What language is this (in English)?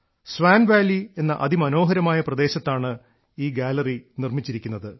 Malayalam